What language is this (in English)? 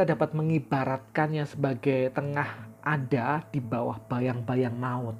Indonesian